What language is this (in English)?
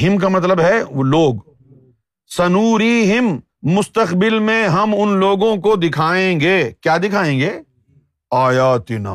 Urdu